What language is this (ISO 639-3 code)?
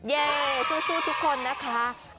tha